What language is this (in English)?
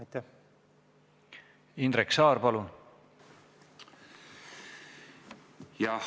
Estonian